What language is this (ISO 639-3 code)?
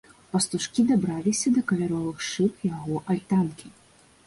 bel